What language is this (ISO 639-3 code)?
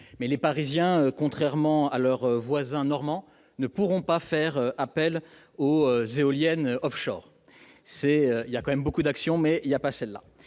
fra